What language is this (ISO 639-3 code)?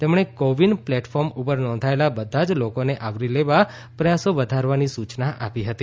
guj